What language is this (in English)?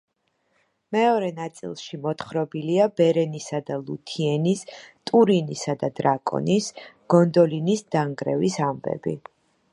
Georgian